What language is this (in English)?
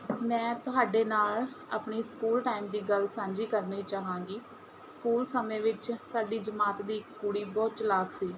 Punjabi